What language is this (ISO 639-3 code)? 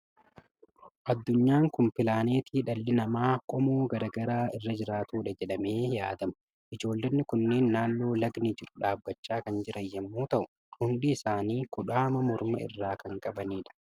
orm